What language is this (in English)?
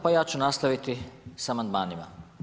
Croatian